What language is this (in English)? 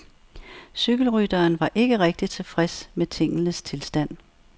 Danish